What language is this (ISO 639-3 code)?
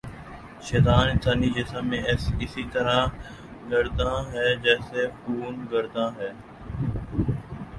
urd